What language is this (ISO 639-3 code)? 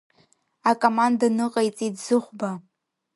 abk